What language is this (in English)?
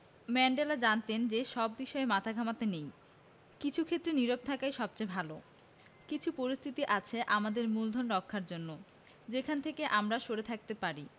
Bangla